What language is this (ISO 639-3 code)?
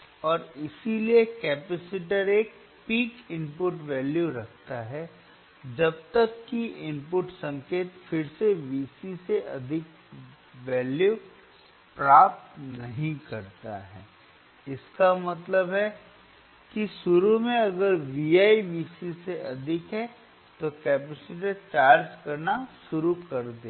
hin